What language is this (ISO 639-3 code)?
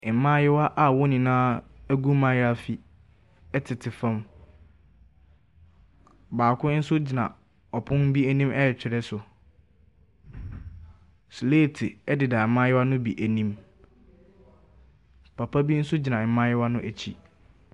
aka